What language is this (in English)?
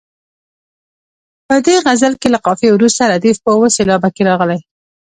Pashto